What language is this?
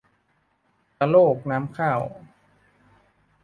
Thai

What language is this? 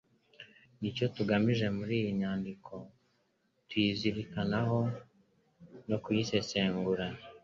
Kinyarwanda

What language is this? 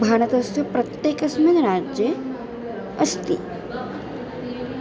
Sanskrit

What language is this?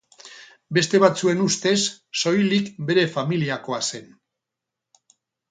Basque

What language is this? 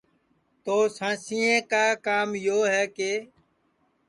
Sansi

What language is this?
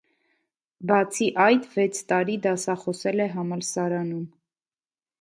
Armenian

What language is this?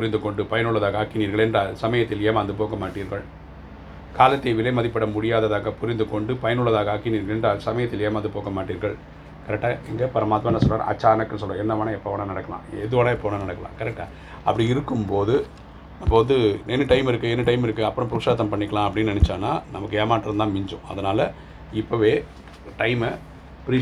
Tamil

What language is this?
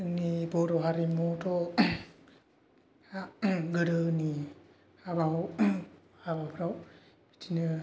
Bodo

